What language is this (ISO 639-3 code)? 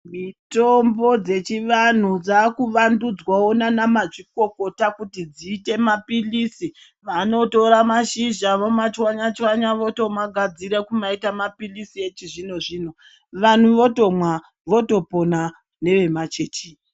ndc